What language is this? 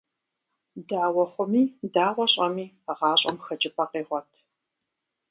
Kabardian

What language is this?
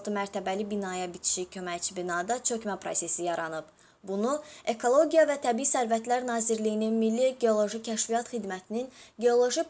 Azerbaijani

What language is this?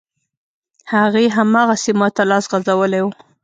Pashto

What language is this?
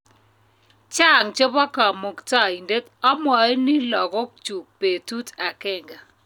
Kalenjin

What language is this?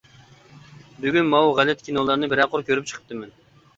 Uyghur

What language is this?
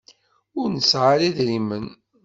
Kabyle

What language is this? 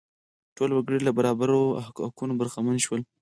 Pashto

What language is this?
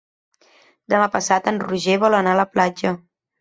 Catalan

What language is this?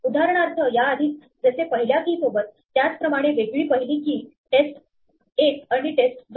Marathi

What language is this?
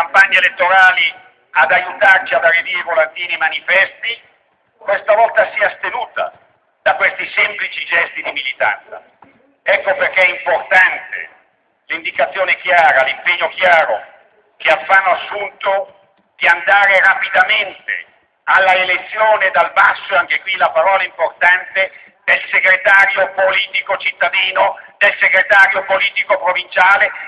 Italian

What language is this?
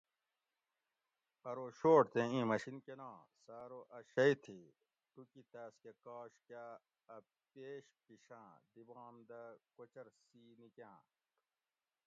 Gawri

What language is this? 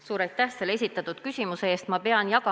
Estonian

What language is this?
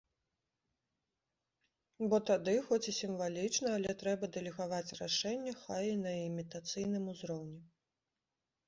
Belarusian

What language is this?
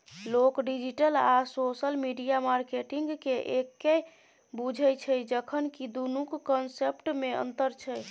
Maithili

